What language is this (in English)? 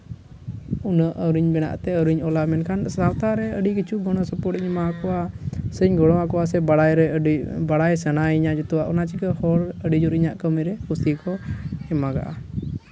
Santali